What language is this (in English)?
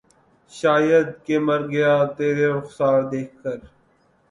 Urdu